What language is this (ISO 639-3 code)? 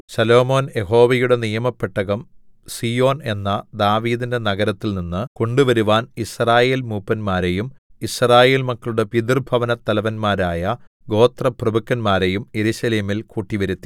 mal